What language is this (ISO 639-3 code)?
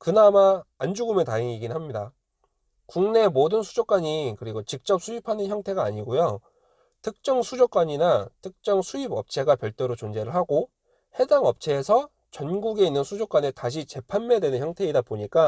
kor